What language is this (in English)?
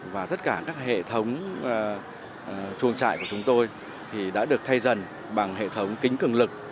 Vietnamese